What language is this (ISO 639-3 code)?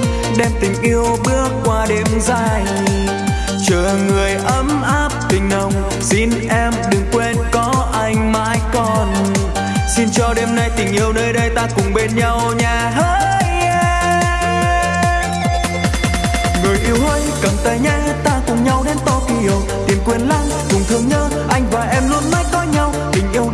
vie